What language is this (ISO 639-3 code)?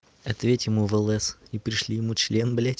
rus